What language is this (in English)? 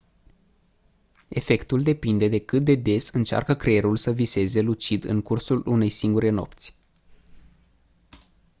Romanian